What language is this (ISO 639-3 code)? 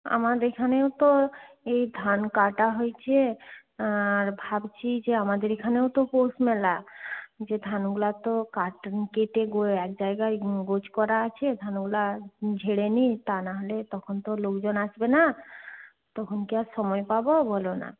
ben